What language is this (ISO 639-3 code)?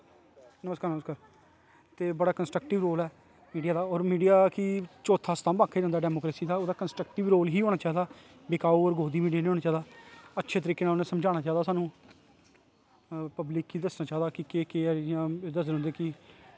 doi